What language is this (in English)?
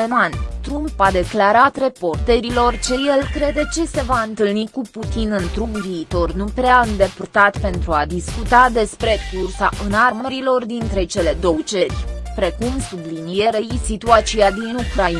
Romanian